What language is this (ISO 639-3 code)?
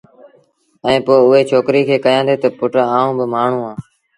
sbn